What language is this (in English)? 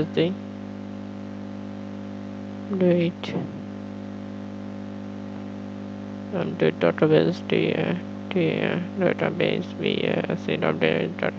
Bangla